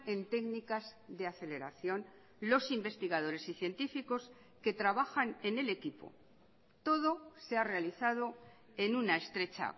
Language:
Spanish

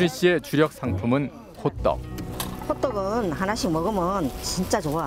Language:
Korean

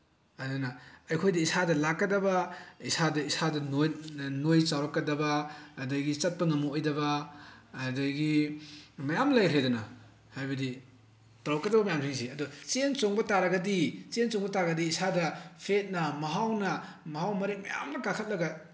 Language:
Manipuri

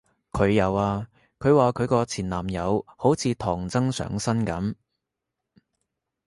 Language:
Cantonese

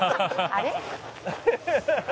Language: Japanese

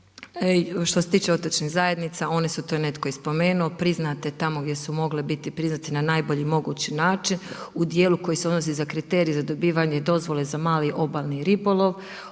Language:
Croatian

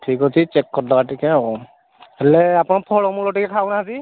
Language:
Odia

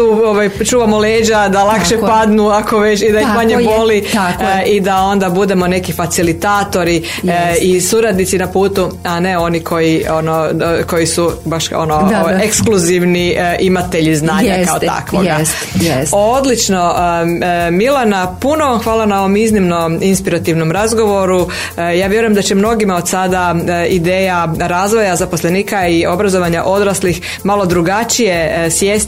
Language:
Croatian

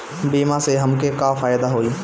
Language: Bhojpuri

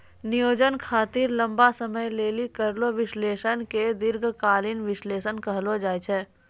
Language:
Maithili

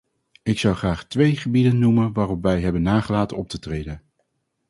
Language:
Dutch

